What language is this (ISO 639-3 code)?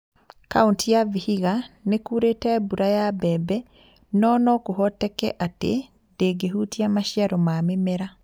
kik